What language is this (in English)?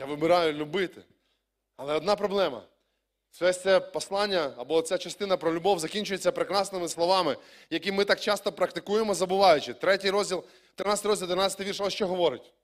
Ukrainian